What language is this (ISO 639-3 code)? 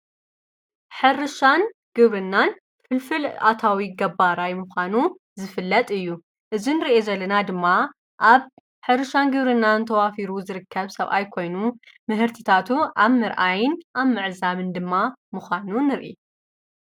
tir